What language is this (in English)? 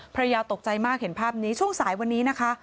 Thai